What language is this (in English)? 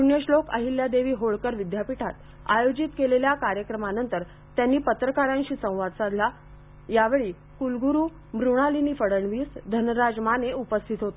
Marathi